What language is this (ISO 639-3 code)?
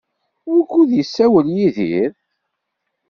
kab